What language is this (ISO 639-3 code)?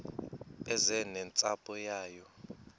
xho